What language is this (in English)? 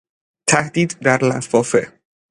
Persian